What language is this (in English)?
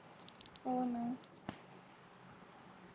Marathi